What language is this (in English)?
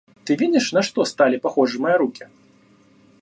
Russian